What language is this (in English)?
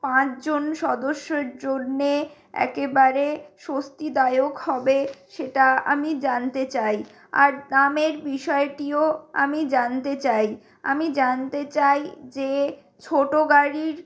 Bangla